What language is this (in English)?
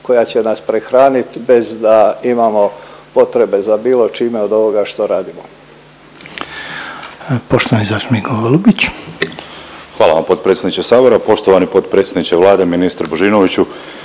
Croatian